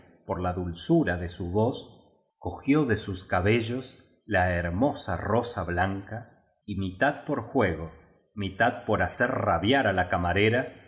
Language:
Spanish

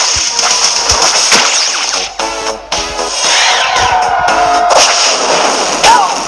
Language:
Portuguese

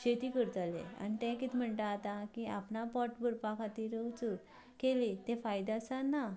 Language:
Konkani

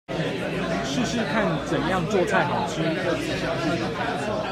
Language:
Chinese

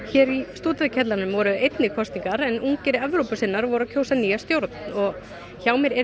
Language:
Icelandic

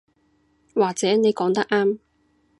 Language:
Cantonese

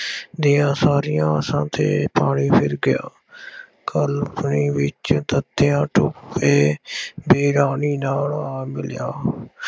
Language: Punjabi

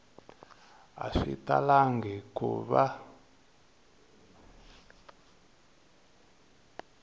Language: Tsonga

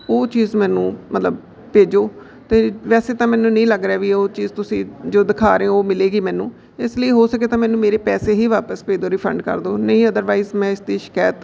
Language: Punjabi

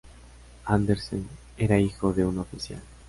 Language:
Spanish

